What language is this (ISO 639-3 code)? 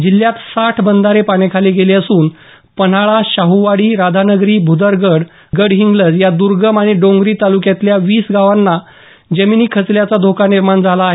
mar